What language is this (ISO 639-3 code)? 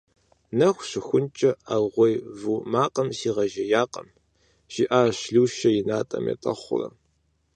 kbd